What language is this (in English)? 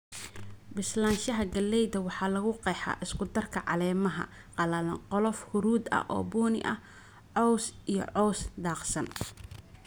Somali